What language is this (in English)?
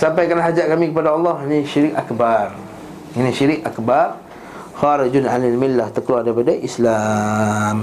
Malay